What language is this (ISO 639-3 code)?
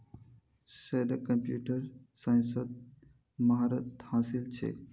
mag